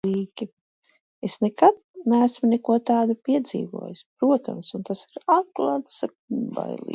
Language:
Latvian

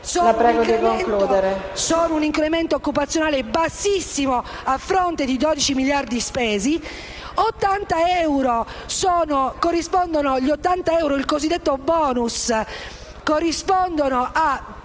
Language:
Italian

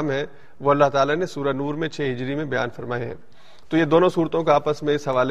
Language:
Urdu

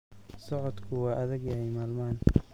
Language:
Somali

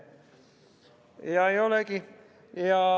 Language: Estonian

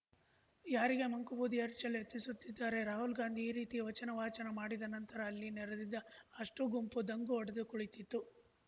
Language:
Kannada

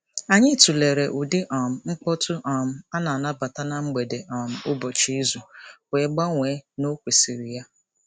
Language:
Igbo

